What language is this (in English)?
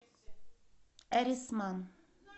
Russian